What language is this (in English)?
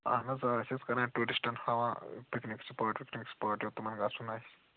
Kashmiri